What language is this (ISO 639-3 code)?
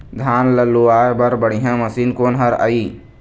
hne